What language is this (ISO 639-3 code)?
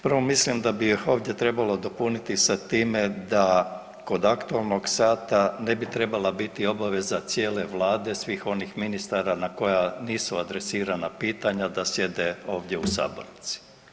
hrv